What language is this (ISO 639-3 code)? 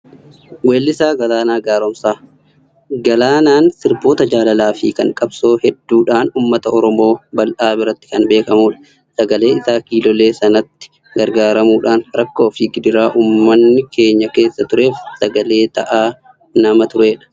orm